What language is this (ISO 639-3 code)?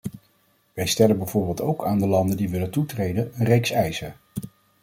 nld